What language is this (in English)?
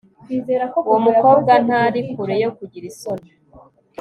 Kinyarwanda